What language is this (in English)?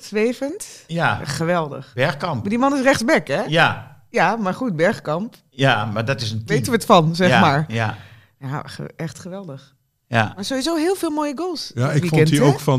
Dutch